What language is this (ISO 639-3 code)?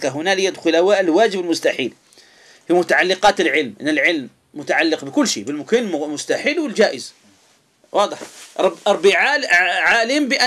ara